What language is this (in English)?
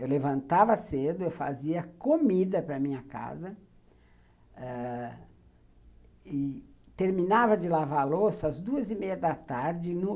Portuguese